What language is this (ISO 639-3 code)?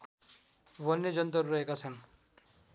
nep